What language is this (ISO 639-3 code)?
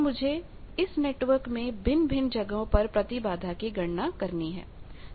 hin